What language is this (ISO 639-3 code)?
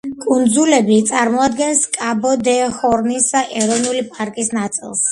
kat